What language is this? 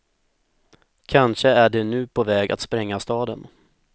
Swedish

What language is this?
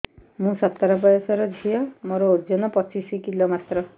Odia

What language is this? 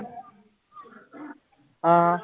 Punjabi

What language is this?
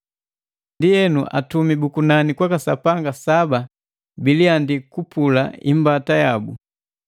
Matengo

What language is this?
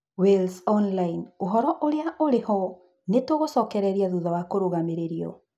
Kikuyu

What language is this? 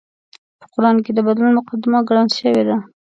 Pashto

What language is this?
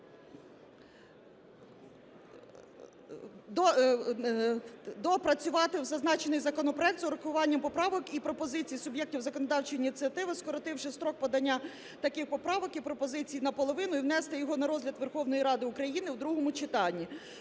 Ukrainian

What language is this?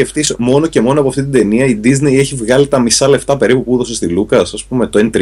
Greek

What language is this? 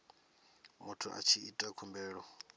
Venda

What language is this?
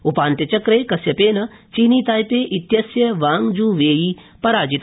Sanskrit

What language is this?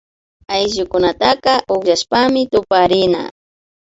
Imbabura Highland Quichua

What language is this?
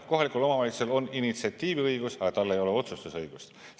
Estonian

